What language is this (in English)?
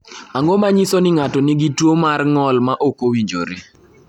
Luo (Kenya and Tanzania)